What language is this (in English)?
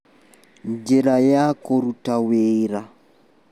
Kikuyu